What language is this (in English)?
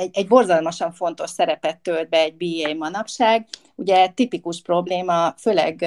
Hungarian